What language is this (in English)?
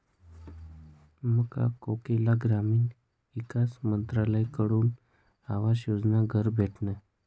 Marathi